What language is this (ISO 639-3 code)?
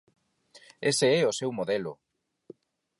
glg